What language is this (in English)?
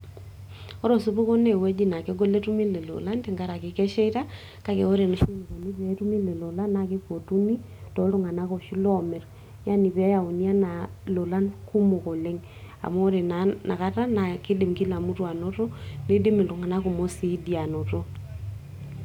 Masai